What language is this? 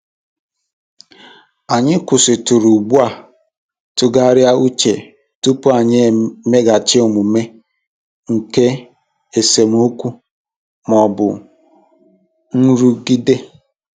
Igbo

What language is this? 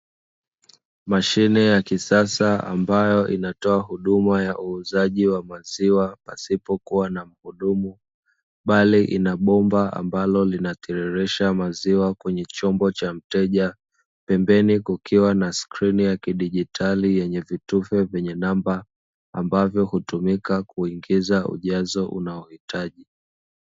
Swahili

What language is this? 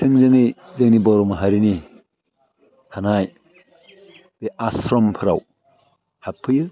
Bodo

